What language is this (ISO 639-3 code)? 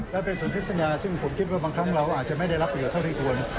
tha